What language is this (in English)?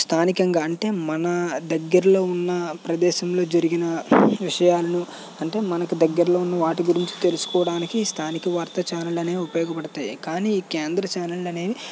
Telugu